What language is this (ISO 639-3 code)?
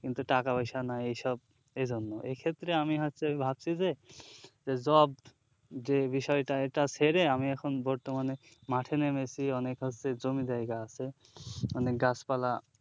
ben